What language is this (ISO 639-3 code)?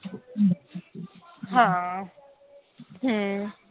pan